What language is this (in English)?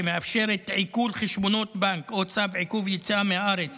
Hebrew